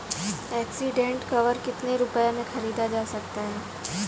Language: Hindi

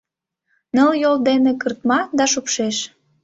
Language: Mari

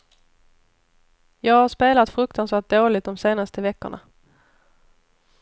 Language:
Swedish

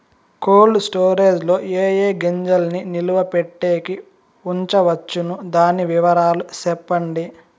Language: Telugu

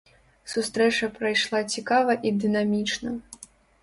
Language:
Belarusian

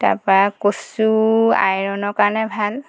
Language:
Assamese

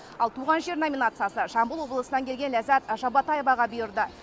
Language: Kazakh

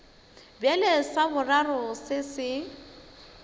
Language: Northern Sotho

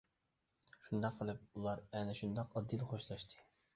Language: Uyghur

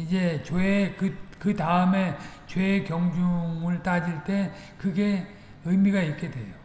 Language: Korean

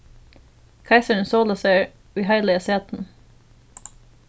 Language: Faroese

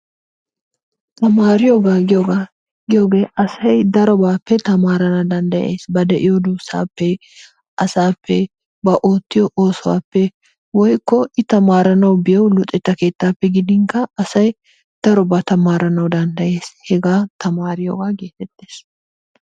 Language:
Wolaytta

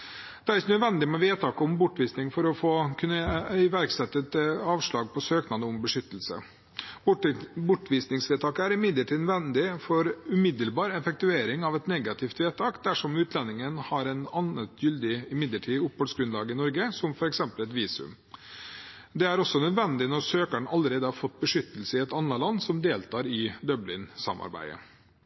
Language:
Norwegian Bokmål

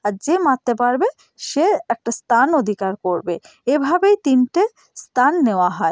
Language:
Bangla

